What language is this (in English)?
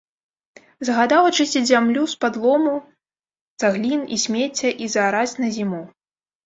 Belarusian